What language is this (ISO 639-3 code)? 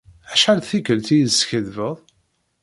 kab